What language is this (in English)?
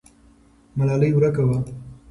Pashto